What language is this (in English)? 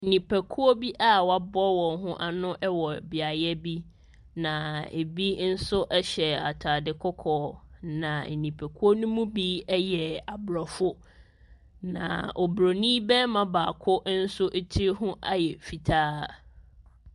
Akan